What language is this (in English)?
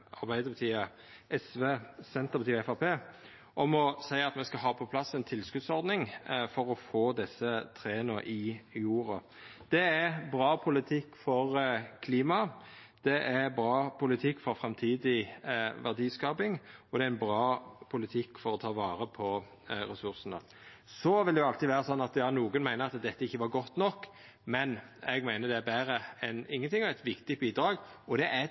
Norwegian Nynorsk